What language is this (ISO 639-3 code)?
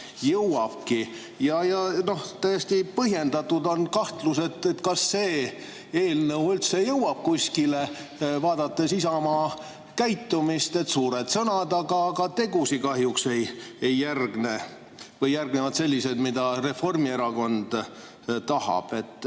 est